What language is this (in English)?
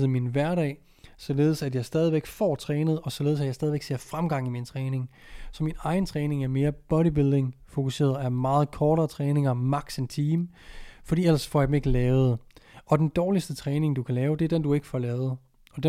Danish